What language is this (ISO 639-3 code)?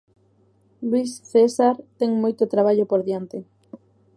glg